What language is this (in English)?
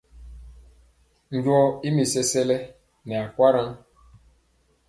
Mpiemo